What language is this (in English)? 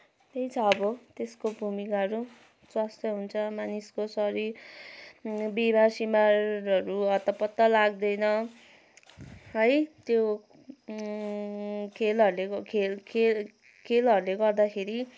Nepali